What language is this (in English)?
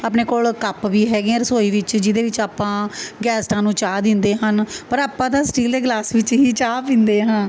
Punjabi